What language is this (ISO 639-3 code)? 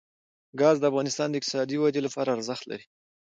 pus